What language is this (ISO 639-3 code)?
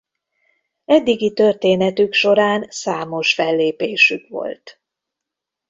hun